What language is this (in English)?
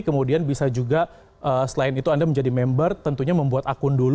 Indonesian